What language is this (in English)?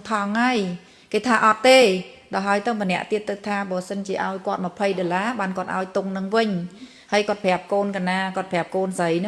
Vietnamese